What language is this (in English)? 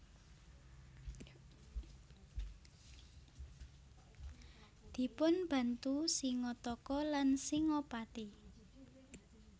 Javanese